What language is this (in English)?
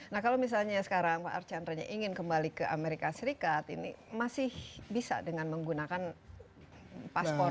Indonesian